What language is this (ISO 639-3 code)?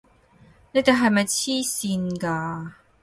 yue